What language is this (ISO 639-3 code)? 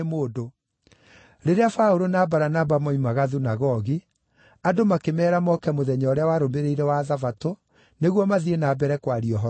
kik